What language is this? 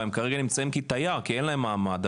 Hebrew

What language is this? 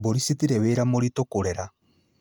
Kikuyu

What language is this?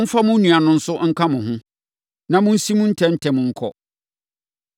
Akan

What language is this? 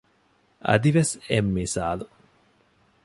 Divehi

